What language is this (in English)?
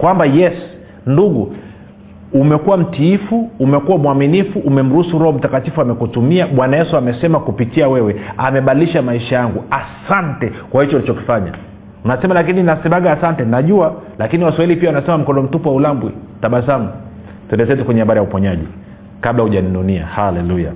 Swahili